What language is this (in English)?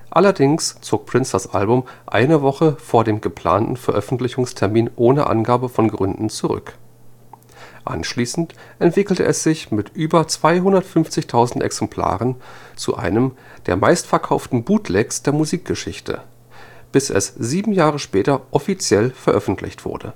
German